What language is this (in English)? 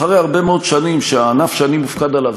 Hebrew